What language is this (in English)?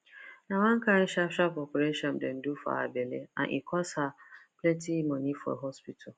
Nigerian Pidgin